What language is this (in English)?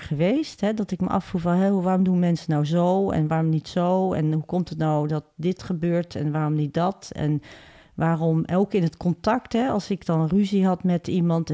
Dutch